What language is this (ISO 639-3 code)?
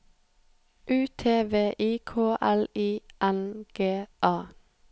nor